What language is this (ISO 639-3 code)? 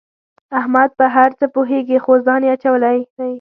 pus